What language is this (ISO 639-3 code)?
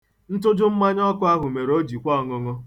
ibo